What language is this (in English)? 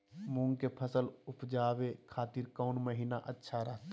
Magahi